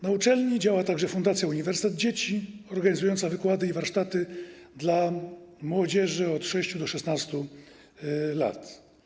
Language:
Polish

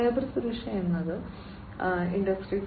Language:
Malayalam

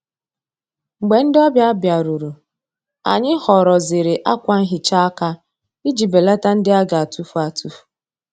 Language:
Igbo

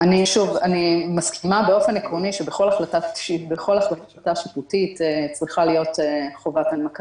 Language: Hebrew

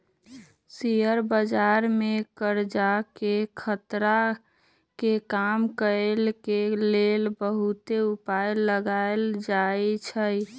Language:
Magahi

